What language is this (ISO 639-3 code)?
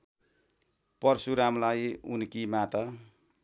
nep